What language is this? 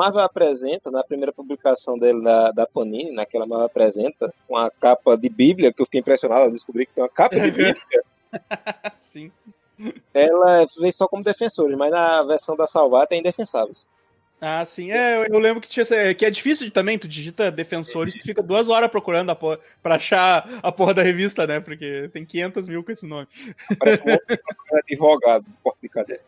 Portuguese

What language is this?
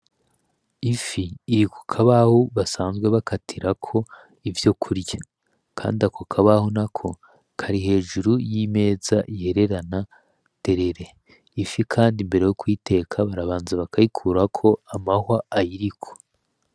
Rundi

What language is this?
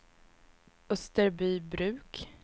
Swedish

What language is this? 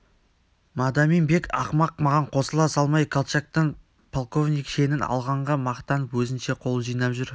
Kazakh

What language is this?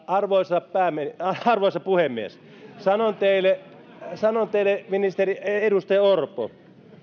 Finnish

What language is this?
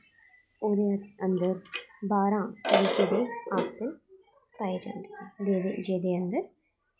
Dogri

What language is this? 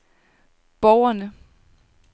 Danish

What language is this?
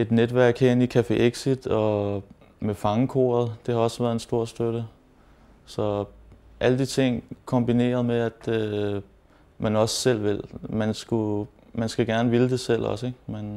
Danish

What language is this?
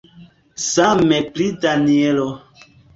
Esperanto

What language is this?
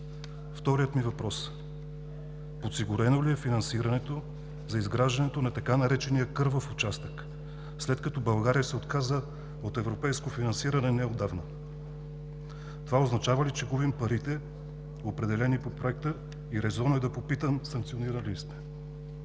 Bulgarian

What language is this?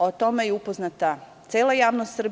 Serbian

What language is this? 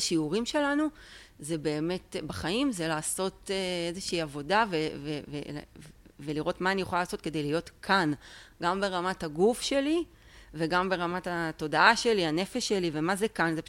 Hebrew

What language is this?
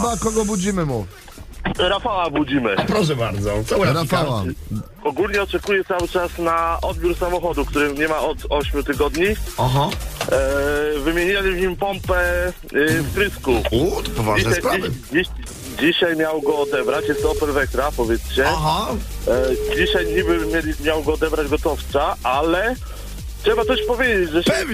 Polish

